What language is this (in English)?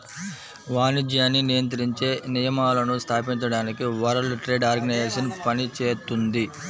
Telugu